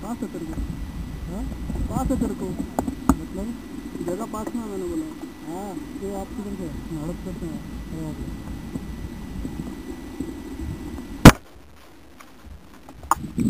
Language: Latvian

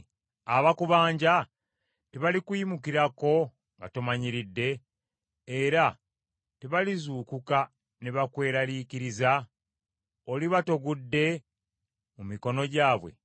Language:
Ganda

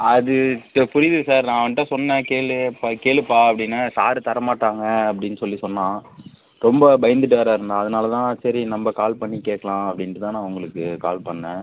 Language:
Tamil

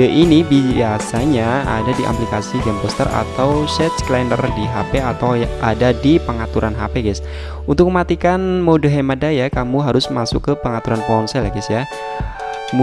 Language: Indonesian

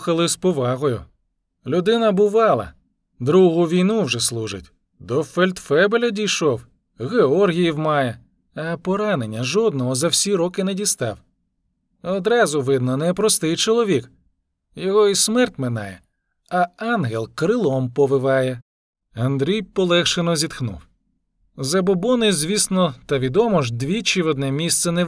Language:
Ukrainian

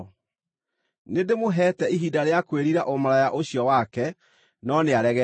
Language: Kikuyu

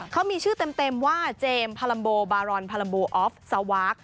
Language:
Thai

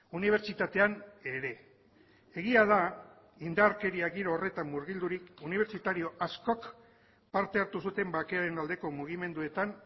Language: Basque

